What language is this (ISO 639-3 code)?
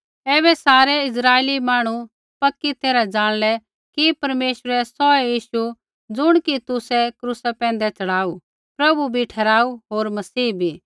kfx